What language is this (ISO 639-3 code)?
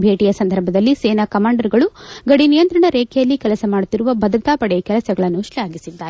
kan